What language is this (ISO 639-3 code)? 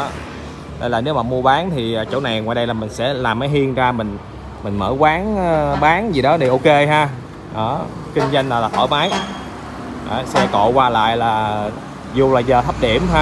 vie